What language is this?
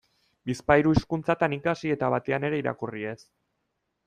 Basque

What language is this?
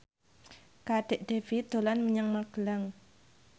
Javanese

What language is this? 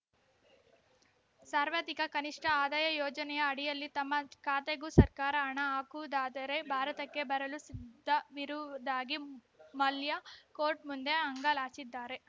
Kannada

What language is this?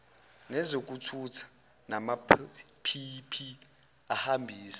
Zulu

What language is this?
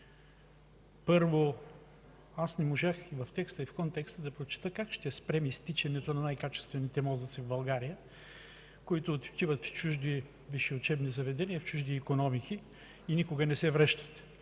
Bulgarian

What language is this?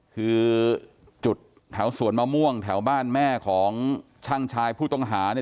Thai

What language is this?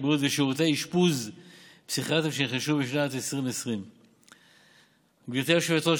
Hebrew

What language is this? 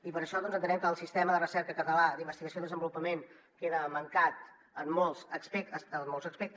Catalan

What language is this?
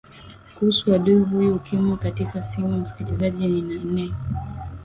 Swahili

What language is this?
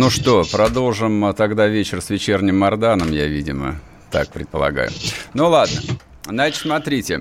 Russian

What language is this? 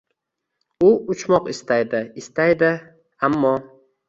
Uzbek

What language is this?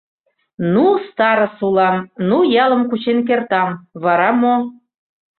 Mari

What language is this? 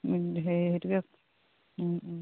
Assamese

